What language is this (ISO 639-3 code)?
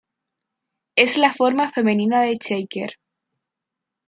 spa